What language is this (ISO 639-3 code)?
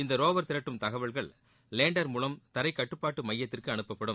tam